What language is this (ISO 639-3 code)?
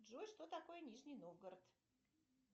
rus